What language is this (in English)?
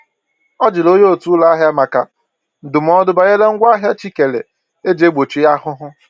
Igbo